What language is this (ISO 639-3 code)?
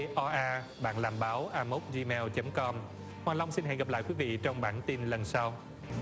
vie